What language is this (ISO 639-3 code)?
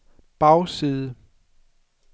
dan